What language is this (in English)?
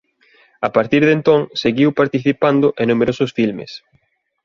Galician